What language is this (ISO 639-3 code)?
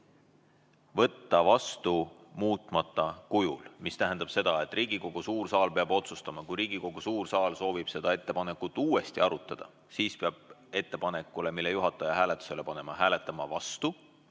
est